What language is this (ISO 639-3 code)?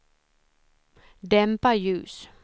swe